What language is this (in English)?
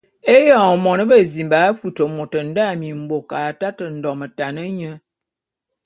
Bulu